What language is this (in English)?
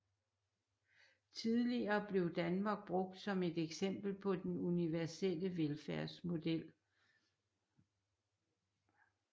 Danish